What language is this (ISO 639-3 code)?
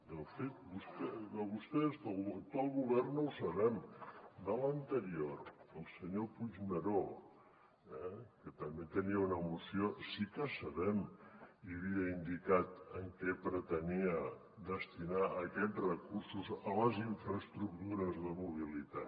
cat